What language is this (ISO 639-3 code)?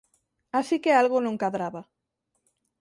glg